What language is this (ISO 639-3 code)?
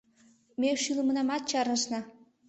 chm